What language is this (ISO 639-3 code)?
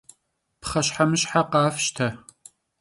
kbd